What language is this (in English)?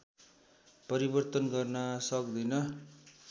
Nepali